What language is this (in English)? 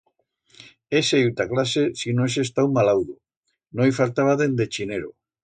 Aragonese